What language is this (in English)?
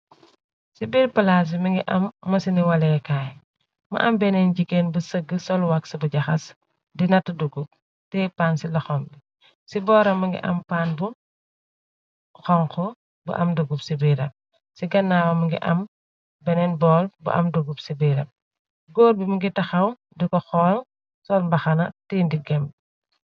Wolof